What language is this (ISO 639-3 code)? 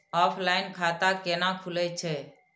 mai